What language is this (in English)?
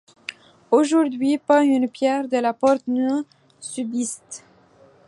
French